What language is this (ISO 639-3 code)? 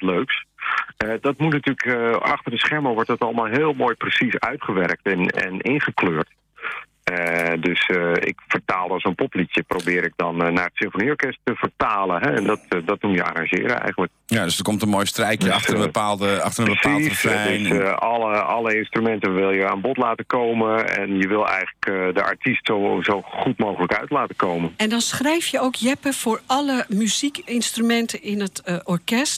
nld